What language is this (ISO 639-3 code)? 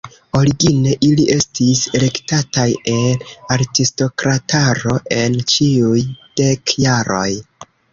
epo